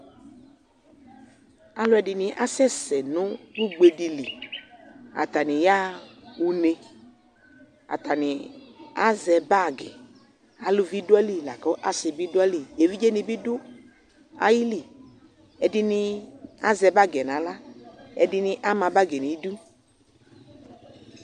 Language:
Ikposo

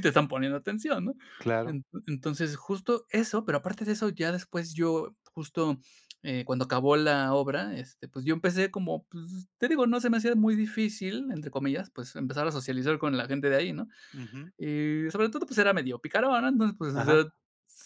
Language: Spanish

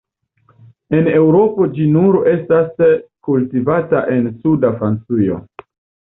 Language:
Esperanto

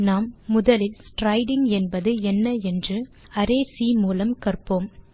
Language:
Tamil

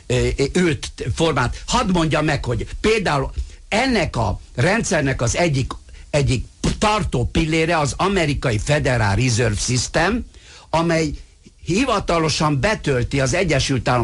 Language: Hungarian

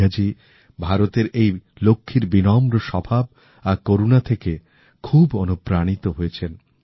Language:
Bangla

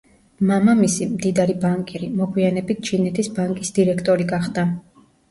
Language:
Georgian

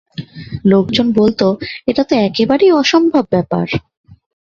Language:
Bangla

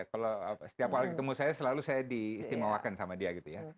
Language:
Indonesian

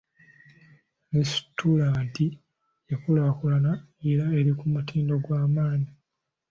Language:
Ganda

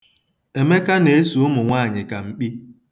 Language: Igbo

